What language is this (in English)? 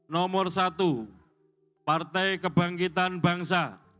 Indonesian